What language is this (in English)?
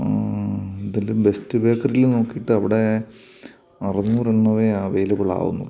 Malayalam